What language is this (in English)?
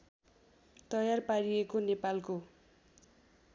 Nepali